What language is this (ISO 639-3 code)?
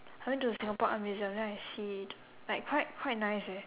eng